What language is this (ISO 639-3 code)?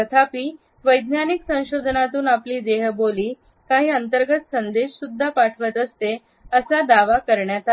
mar